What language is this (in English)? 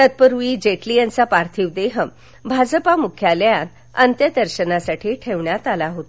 Marathi